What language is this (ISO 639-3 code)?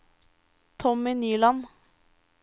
nor